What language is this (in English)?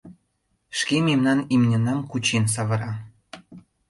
Mari